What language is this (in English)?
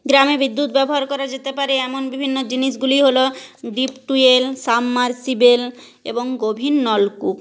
Bangla